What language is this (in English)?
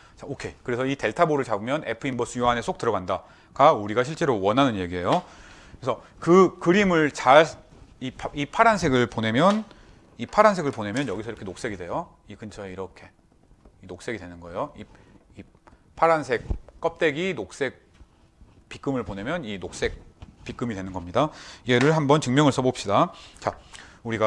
Korean